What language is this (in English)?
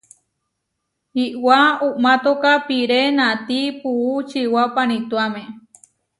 Huarijio